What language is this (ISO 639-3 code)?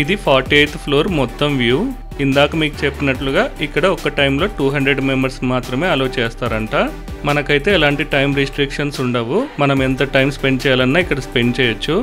tel